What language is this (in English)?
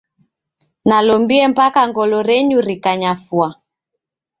Taita